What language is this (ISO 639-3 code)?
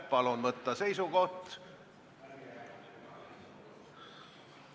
est